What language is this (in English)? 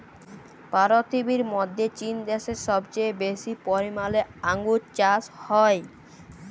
Bangla